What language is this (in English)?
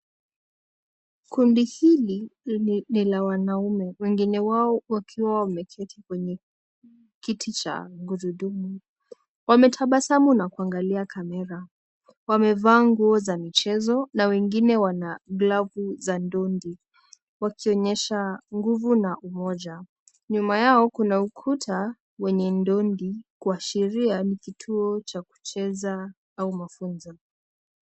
Swahili